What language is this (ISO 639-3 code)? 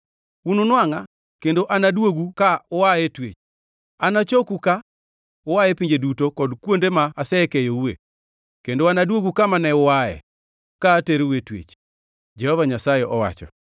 luo